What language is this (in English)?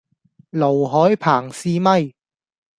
Cantonese